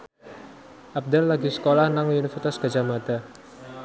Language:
Javanese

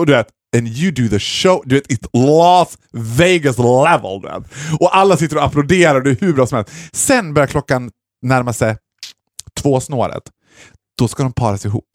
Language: Swedish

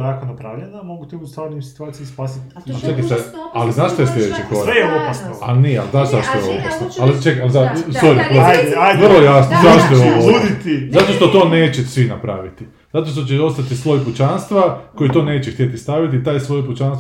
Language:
Croatian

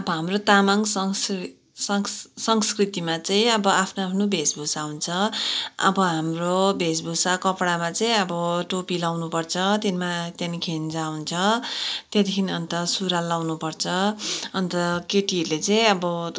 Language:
Nepali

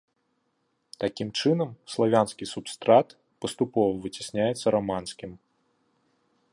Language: Belarusian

